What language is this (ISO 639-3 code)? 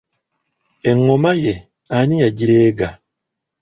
lug